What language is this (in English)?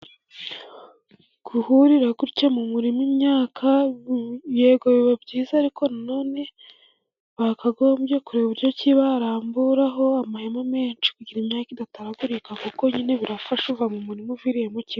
Kinyarwanda